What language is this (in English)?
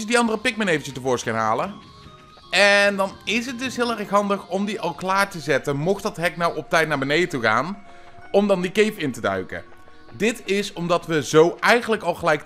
Dutch